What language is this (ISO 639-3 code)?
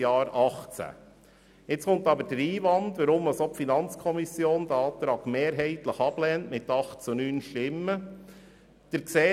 gsw